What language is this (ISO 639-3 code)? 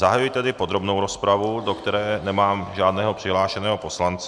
ces